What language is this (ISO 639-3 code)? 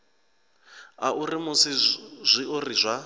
ven